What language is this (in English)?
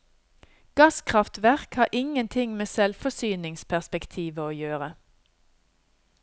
Norwegian